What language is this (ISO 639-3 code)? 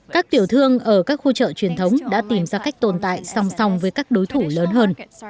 vie